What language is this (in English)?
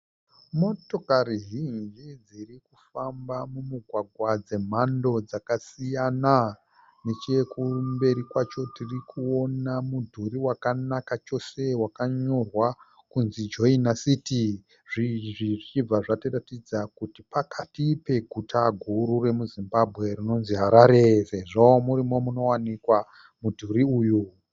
Shona